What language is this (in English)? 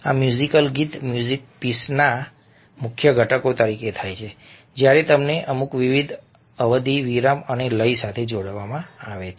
Gujarati